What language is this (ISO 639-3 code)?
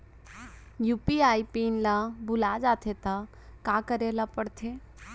hne